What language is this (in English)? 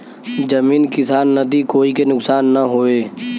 Bhojpuri